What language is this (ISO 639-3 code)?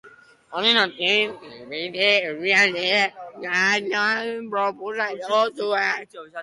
eus